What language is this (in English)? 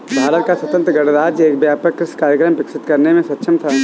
Hindi